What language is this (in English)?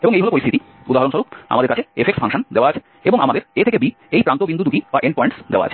Bangla